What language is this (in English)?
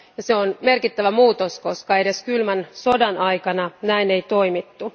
Finnish